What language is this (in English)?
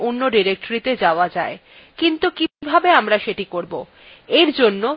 Bangla